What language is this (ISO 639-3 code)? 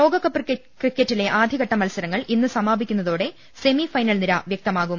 mal